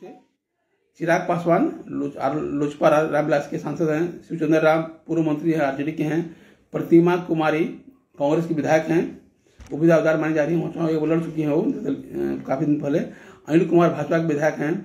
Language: Hindi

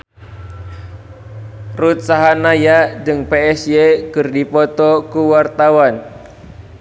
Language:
Sundanese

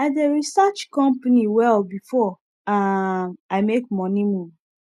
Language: Nigerian Pidgin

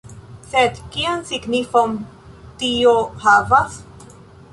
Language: Esperanto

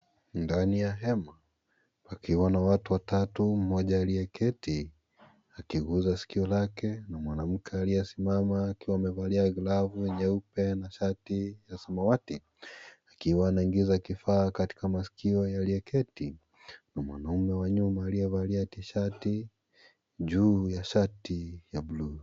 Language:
Swahili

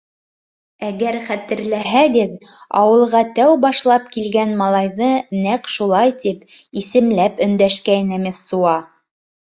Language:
Bashkir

